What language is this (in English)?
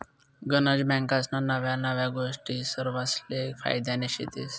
Marathi